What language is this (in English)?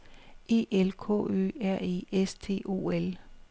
Danish